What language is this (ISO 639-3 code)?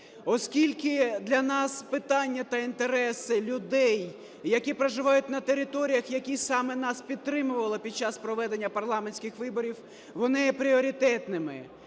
ukr